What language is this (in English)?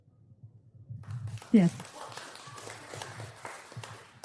Welsh